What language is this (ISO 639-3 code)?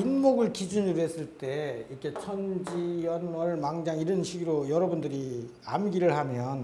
kor